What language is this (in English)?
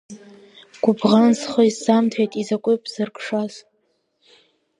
Abkhazian